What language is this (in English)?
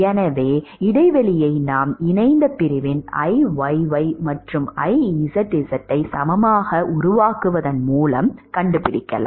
Tamil